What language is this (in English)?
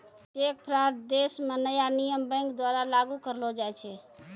Maithili